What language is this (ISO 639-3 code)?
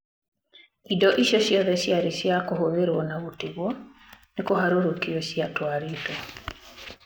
kik